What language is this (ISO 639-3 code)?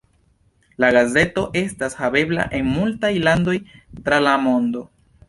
epo